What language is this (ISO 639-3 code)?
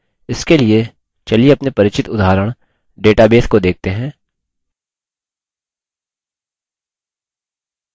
hin